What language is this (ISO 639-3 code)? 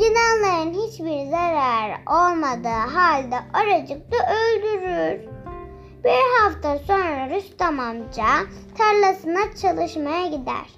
tur